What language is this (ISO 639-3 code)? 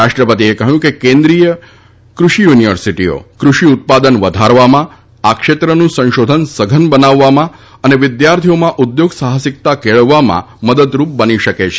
guj